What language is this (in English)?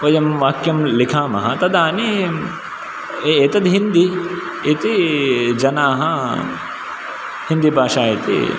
Sanskrit